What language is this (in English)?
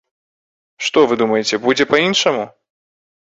Belarusian